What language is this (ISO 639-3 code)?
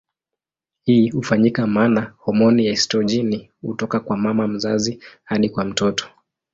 swa